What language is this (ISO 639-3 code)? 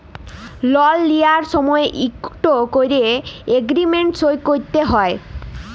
ben